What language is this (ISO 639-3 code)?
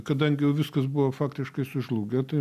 lit